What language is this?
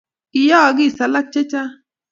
Kalenjin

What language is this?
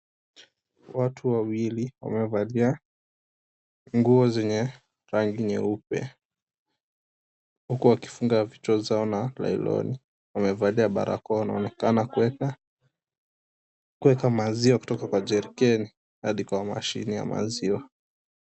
Swahili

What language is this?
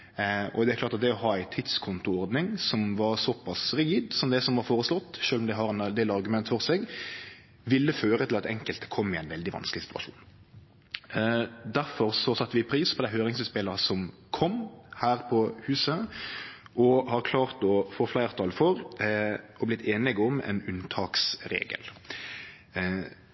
Norwegian Nynorsk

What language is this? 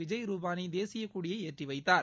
Tamil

